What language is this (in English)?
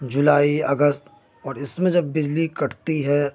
Urdu